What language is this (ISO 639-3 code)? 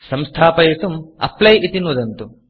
san